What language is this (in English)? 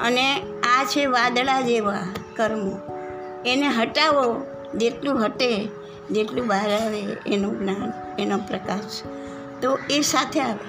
Gujarati